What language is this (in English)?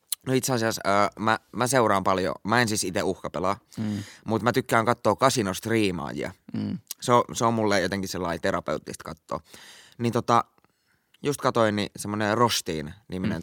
Finnish